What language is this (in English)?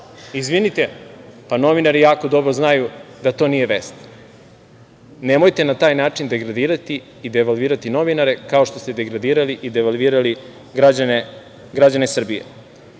Serbian